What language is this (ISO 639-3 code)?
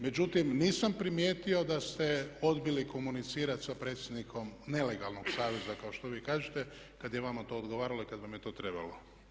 hrv